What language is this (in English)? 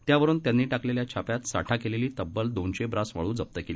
Marathi